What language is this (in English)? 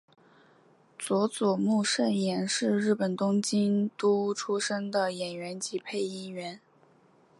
Chinese